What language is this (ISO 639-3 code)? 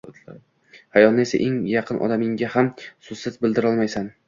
uzb